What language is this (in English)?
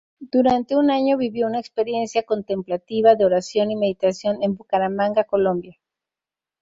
Spanish